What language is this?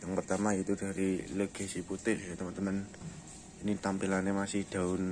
Indonesian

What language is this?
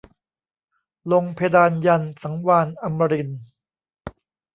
Thai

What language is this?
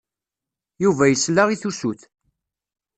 Kabyle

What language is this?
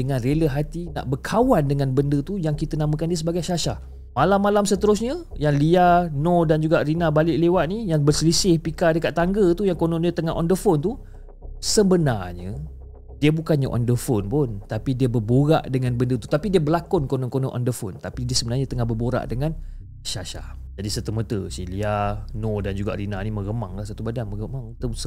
Malay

